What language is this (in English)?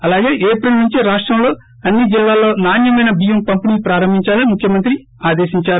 Telugu